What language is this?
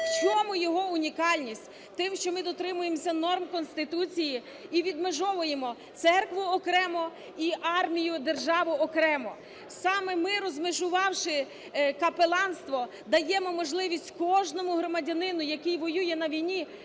Ukrainian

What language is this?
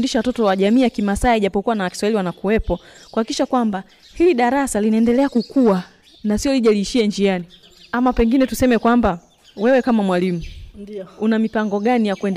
Swahili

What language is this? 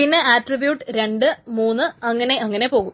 Malayalam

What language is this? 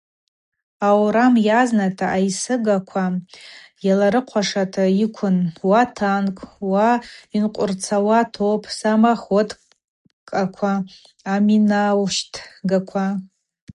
Abaza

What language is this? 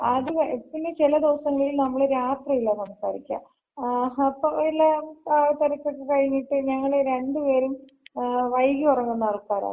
Malayalam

